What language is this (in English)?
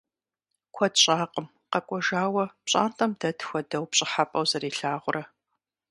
Kabardian